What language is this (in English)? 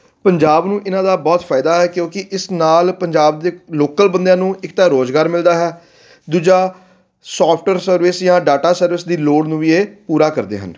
Punjabi